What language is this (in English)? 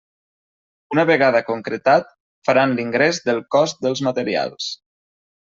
Catalan